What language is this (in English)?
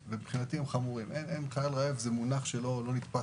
Hebrew